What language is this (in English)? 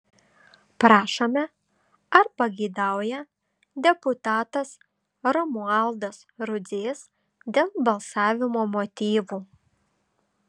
Lithuanian